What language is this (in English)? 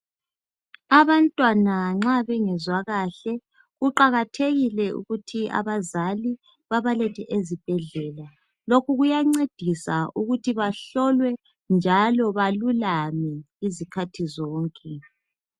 North Ndebele